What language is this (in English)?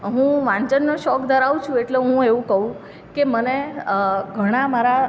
Gujarati